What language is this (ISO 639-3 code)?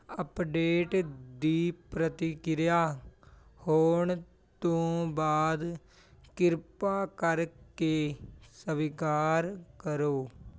pan